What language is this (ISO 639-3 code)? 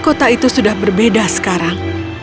ind